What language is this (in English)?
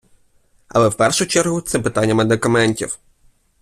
Ukrainian